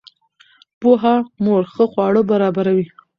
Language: Pashto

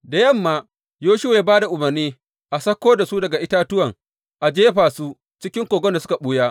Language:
Hausa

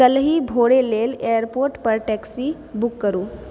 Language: Maithili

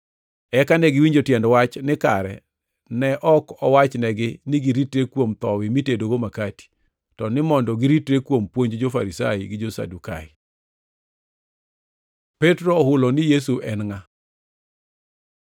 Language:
Luo (Kenya and Tanzania)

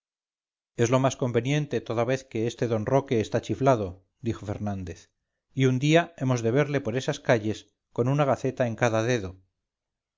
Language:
Spanish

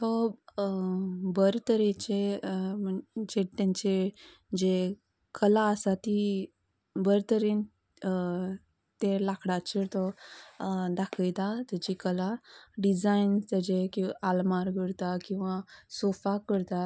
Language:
Konkani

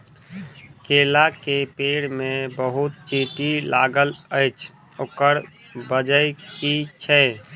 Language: Maithili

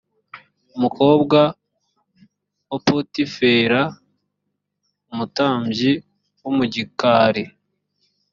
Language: Kinyarwanda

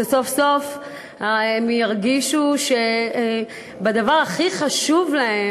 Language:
Hebrew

